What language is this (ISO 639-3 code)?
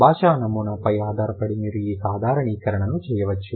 tel